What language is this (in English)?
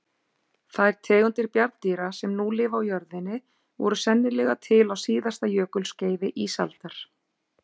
Icelandic